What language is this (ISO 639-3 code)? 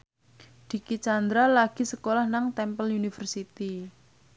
jav